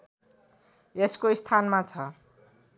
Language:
Nepali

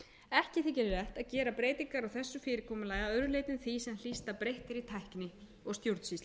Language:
Icelandic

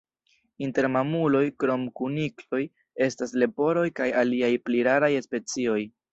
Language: Esperanto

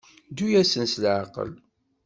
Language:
Kabyle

